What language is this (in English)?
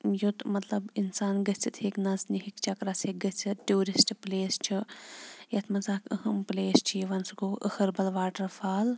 Kashmiri